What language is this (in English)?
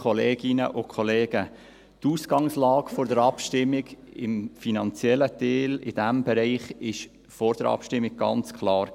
Swiss German